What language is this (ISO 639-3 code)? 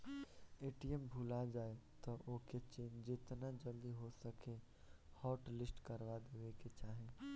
bho